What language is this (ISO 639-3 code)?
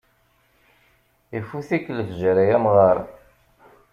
kab